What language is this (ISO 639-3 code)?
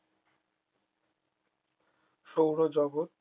ben